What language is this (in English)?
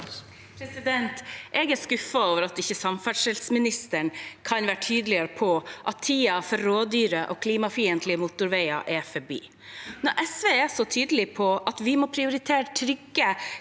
Norwegian